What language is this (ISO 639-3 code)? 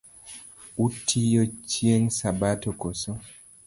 luo